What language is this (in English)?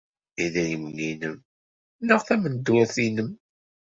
Kabyle